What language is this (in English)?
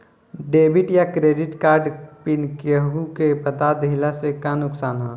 Bhojpuri